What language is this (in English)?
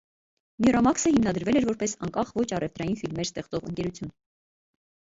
Armenian